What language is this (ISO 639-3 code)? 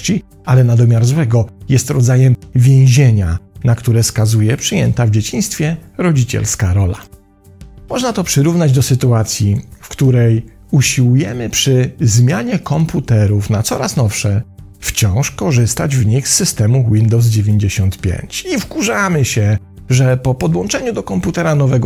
pol